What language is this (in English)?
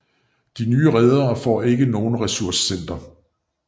Danish